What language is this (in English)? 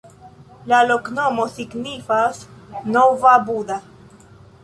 Esperanto